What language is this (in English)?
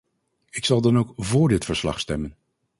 Dutch